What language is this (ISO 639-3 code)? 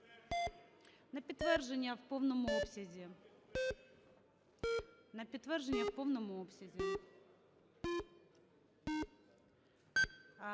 ukr